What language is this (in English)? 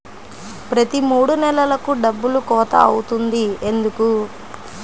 Telugu